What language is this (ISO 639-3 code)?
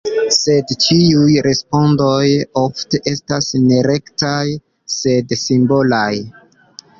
epo